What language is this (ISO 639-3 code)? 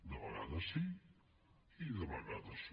cat